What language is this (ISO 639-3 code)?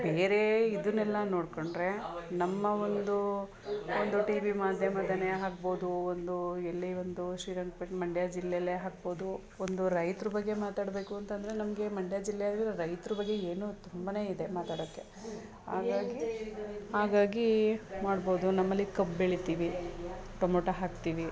kan